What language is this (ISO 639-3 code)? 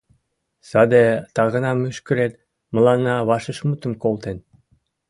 chm